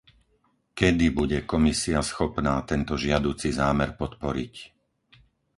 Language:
Slovak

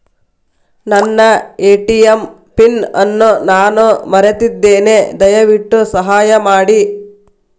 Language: Kannada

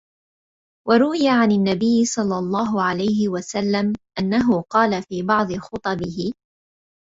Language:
Arabic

